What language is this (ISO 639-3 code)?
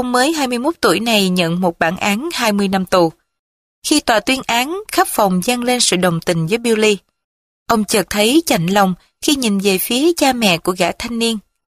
vie